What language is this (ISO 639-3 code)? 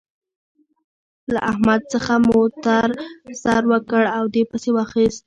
pus